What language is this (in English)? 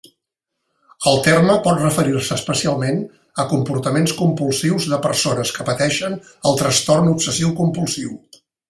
Catalan